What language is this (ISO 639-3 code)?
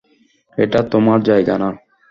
ben